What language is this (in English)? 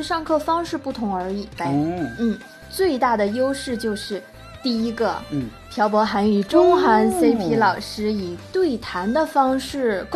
Chinese